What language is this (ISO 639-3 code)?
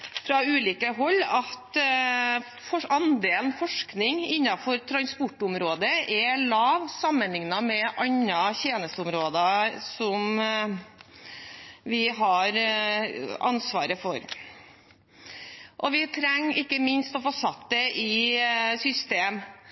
nob